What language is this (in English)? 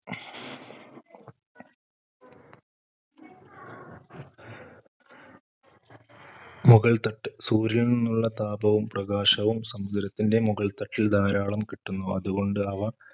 Malayalam